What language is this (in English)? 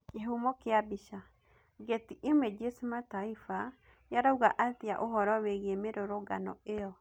Kikuyu